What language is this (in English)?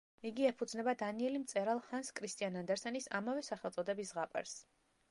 Georgian